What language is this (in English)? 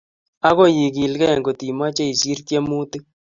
Kalenjin